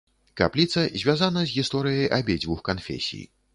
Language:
Belarusian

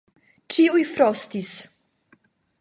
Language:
Esperanto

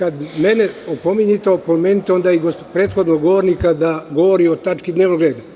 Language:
Serbian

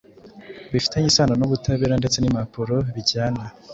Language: Kinyarwanda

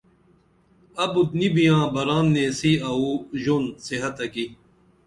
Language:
Dameli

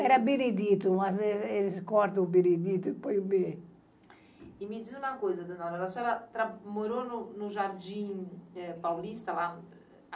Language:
Portuguese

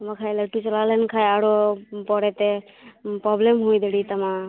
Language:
Santali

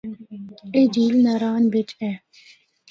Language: Northern Hindko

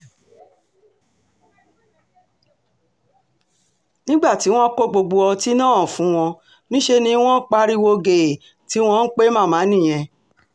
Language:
Yoruba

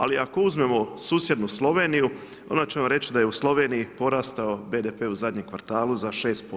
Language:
Croatian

